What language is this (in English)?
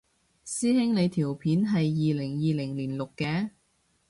Cantonese